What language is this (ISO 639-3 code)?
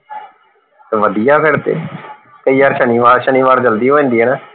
pan